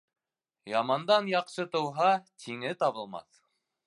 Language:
Bashkir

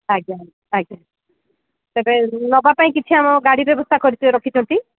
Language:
Odia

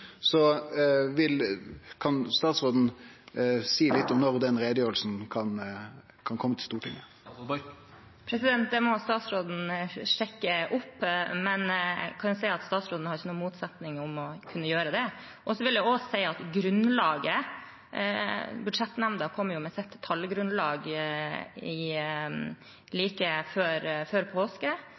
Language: Norwegian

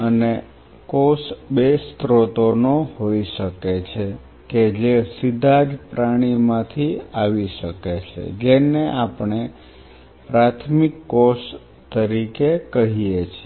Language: Gujarati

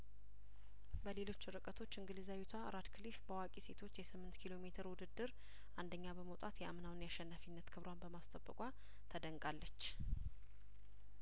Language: Amharic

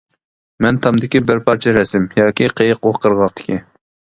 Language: Uyghur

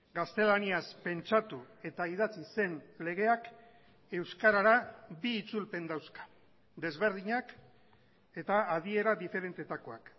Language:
Basque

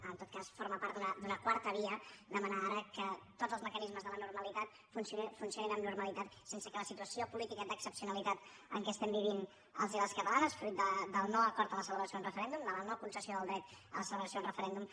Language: Catalan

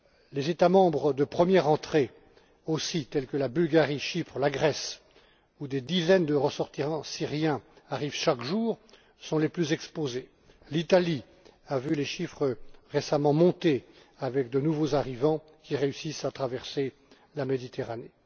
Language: French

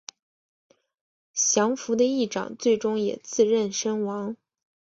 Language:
Chinese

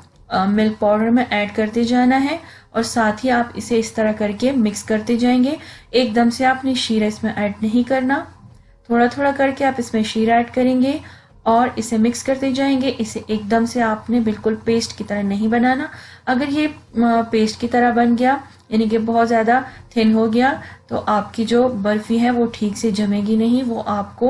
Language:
Hindi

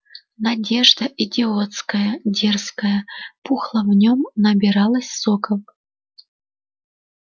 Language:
Russian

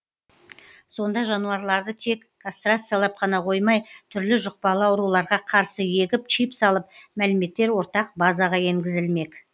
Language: Kazakh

